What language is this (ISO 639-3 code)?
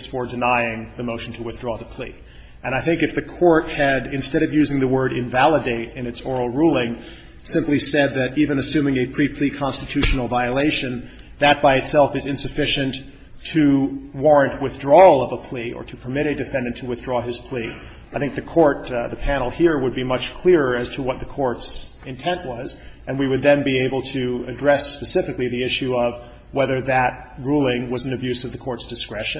eng